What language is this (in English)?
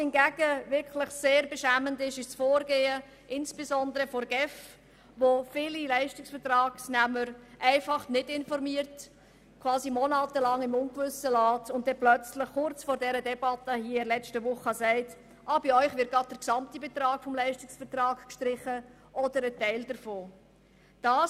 Swiss German